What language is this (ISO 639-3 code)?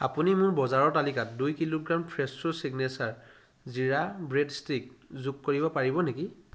asm